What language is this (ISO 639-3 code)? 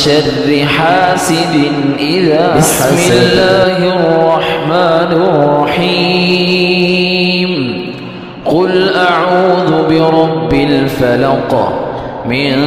ara